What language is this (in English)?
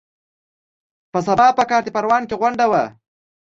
Pashto